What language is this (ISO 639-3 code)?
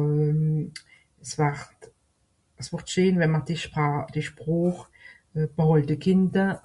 gsw